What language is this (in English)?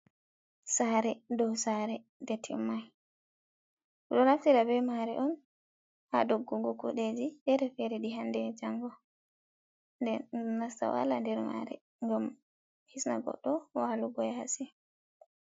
Fula